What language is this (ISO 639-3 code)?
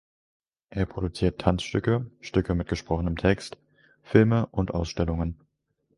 deu